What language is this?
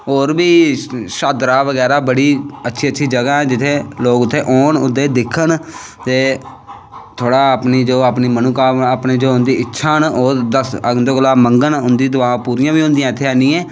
Dogri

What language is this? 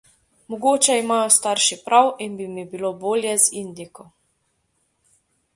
Slovenian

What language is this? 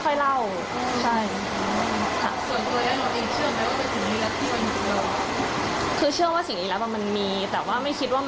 Thai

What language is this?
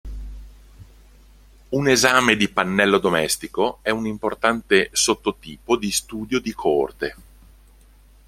Italian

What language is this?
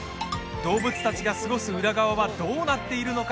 Japanese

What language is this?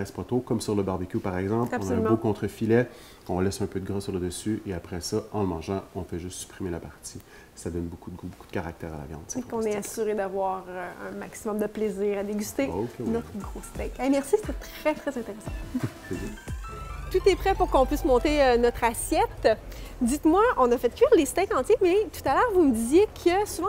French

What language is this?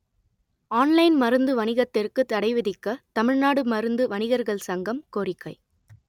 Tamil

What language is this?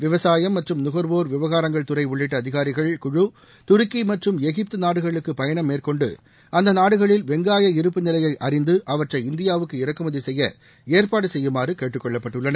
Tamil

